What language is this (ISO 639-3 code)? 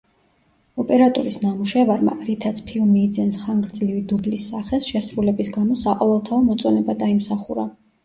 kat